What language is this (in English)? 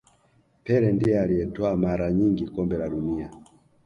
Swahili